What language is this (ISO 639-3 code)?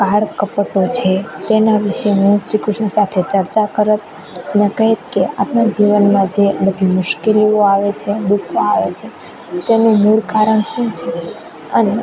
guj